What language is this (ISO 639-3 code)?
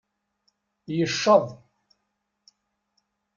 kab